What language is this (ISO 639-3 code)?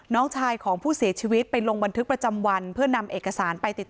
tha